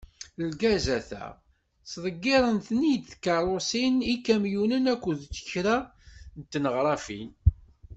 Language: Kabyle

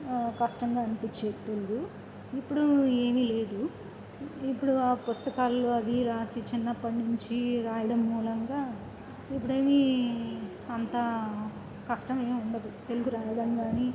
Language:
Telugu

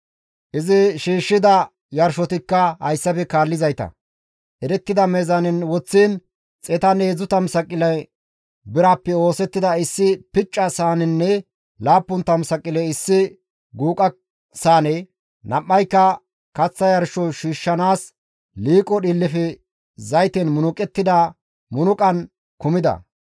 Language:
Gamo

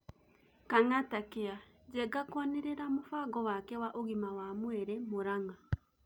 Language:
Kikuyu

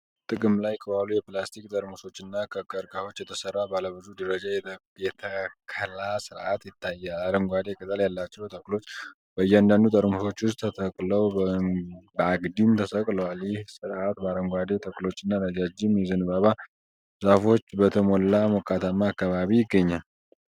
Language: Amharic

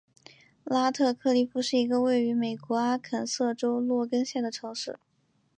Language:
Chinese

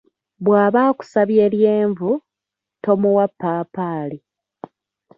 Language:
Ganda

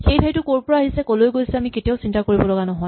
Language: Assamese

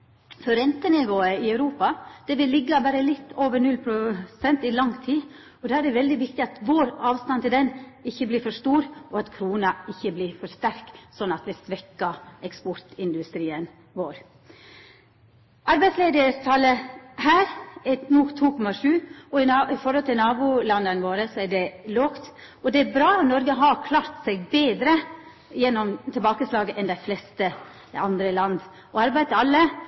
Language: Norwegian Nynorsk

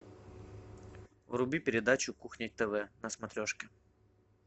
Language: Russian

